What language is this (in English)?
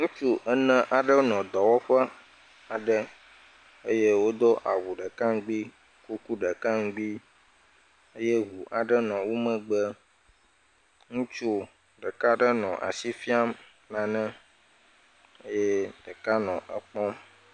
Ewe